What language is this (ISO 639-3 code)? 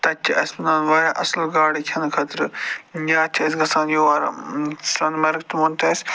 kas